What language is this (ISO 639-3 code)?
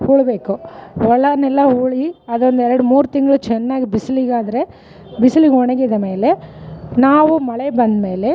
kan